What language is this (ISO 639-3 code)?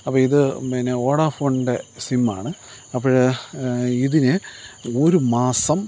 mal